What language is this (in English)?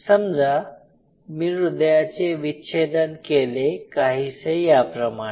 Marathi